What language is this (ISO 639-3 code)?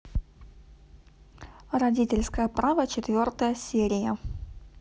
rus